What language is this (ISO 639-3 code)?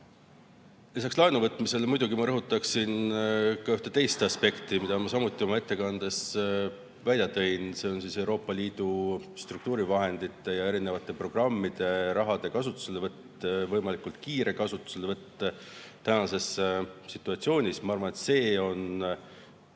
est